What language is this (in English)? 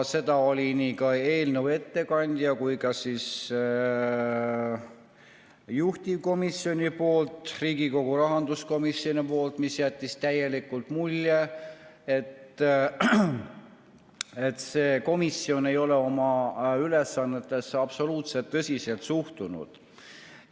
Estonian